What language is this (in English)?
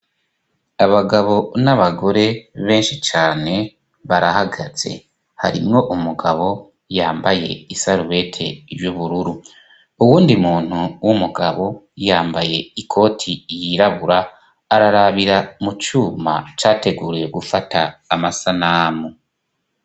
Rundi